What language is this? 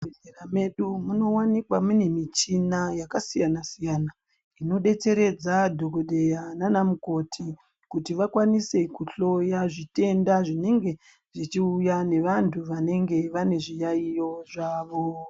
Ndau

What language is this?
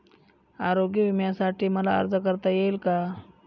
Marathi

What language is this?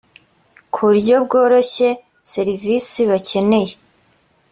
Kinyarwanda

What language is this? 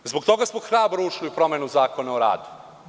Serbian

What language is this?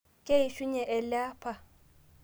Masai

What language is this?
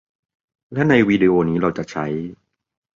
Thai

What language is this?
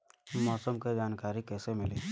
Bhojpuri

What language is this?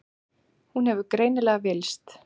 Icelandic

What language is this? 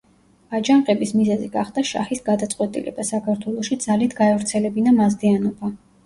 Georgian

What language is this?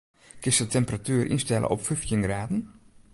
Western Frisian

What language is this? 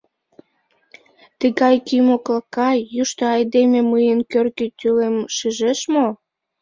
Mari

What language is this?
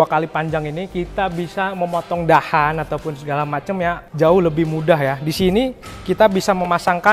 Indonesian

